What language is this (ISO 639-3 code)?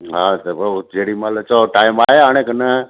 snd